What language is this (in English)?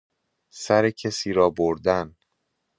Persian